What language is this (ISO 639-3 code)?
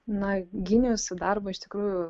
lit